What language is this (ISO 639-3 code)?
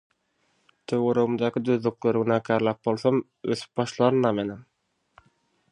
tuk